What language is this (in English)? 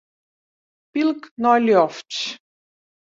Western Frisian